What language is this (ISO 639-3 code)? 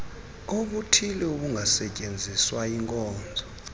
xho